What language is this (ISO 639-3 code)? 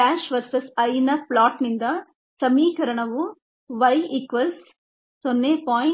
kan